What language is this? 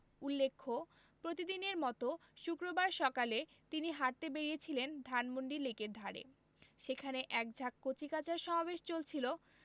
Bangla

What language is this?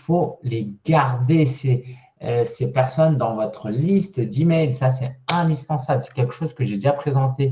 French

